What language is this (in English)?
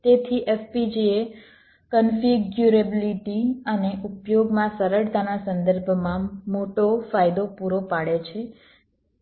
Gujarati